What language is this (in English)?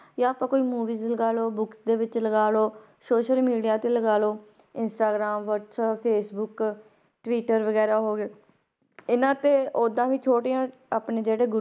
Punjabi